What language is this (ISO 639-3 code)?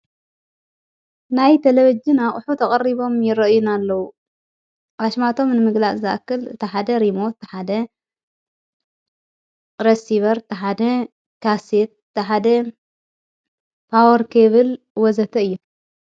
tir